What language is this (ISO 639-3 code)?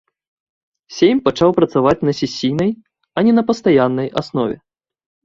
bel